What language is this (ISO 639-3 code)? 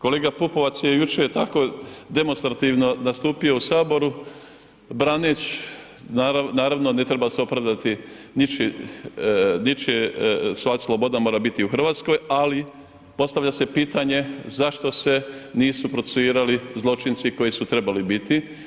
hrv